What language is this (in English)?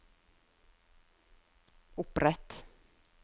Norwegian